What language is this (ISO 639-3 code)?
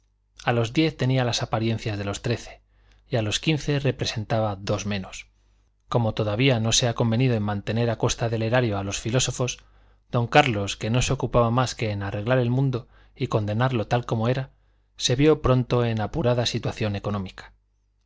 spa